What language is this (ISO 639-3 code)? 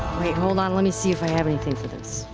eng